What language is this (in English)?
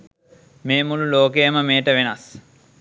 Sinhala